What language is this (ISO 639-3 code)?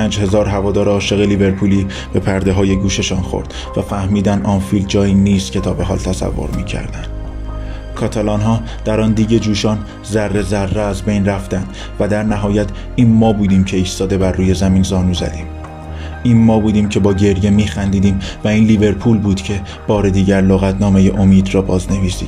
fas